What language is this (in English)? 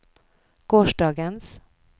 Norwegian